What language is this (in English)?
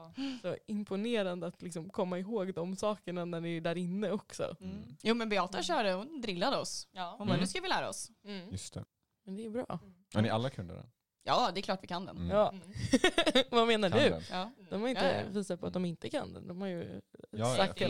Swedish